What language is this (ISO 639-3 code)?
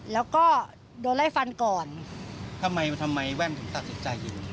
tha